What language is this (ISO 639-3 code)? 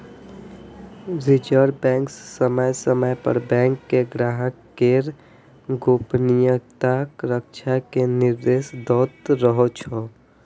mai